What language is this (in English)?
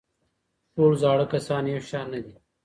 Pashto